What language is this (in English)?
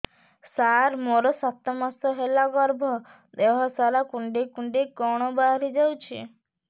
Odia